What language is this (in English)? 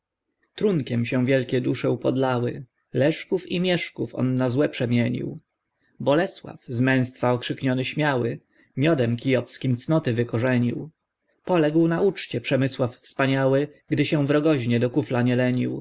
Polish